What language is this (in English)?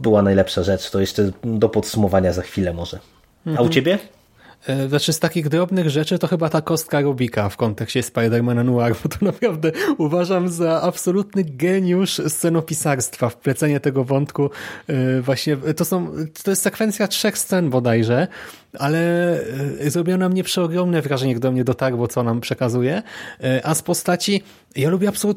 Polish